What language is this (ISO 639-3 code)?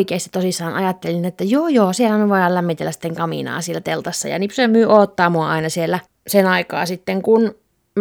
fin